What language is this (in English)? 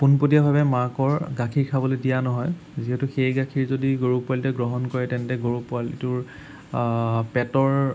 Assamese